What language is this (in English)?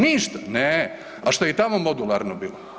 Croatian